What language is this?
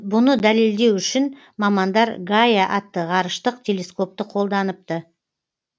Kazakh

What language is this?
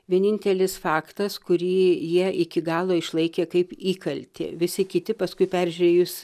Lithuanian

